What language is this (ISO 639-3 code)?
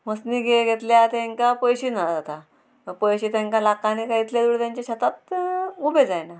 kok